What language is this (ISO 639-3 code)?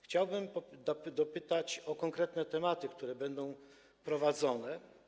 pol